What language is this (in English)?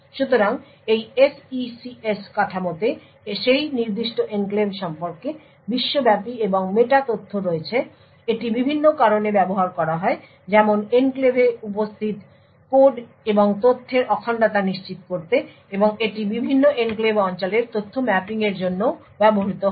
Bangla